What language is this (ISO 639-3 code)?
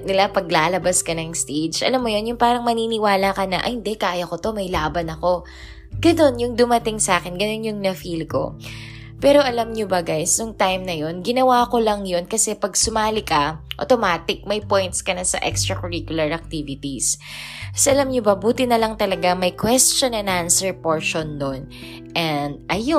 fil